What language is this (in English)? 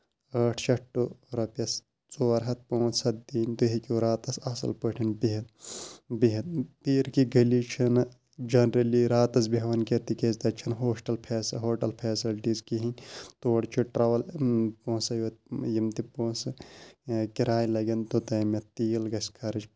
Kashmiri